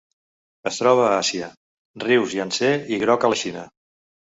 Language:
Catalan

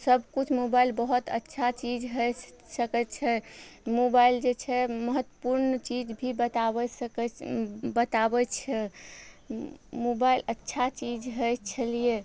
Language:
Maithili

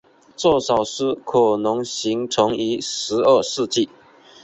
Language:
Chinese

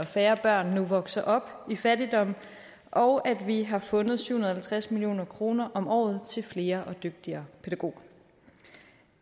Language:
Danish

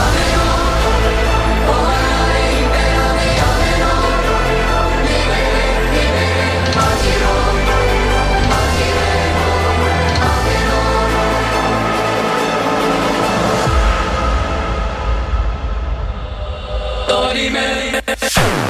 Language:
Slovak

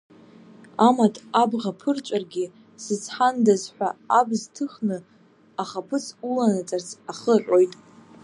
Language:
Abkhazian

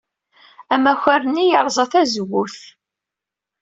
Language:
Kabyle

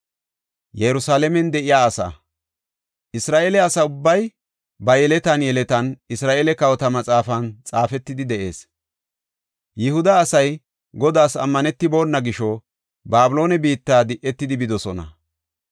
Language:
Gofa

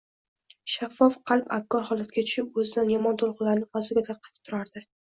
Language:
Uzbek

